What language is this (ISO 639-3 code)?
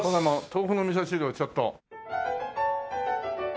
jpn